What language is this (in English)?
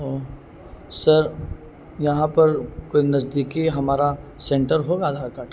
Urdu